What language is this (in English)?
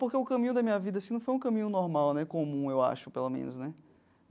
Portuguese